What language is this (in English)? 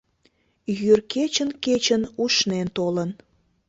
Mari